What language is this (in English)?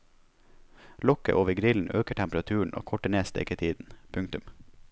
Norwegian